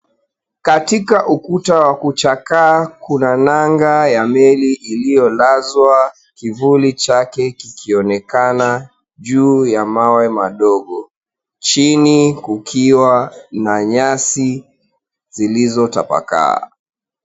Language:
Swahili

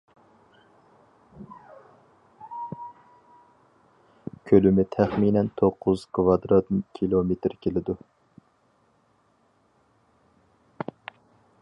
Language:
Uyghur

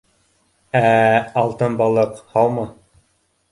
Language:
Bashkir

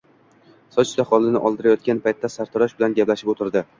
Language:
Uzbek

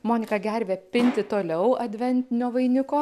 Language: Lithuanian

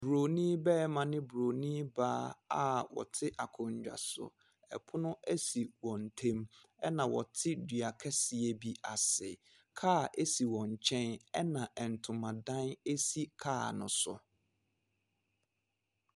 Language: Akan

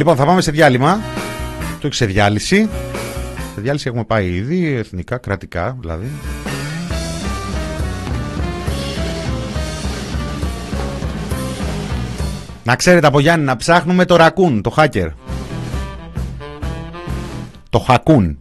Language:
Greek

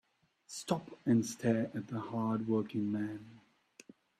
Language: English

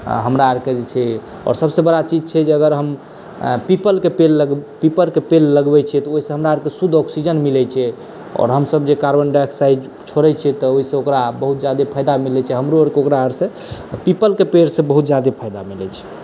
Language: Maithili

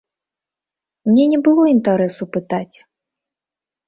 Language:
Belarusian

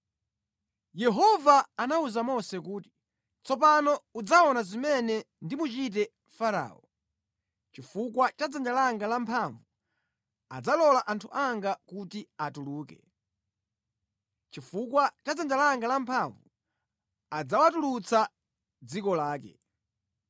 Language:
Nyanja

